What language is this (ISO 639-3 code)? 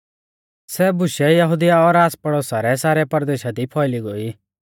bfz